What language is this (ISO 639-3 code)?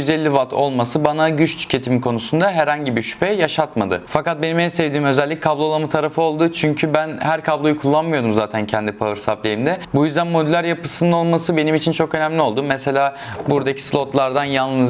tur